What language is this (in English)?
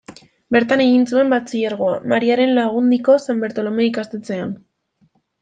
Basque